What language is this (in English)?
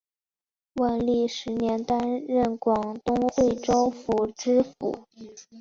Chinese